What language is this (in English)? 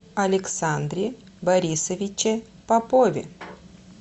Russian